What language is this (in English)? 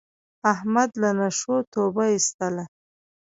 Pashto